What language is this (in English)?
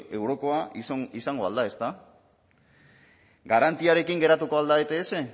Basque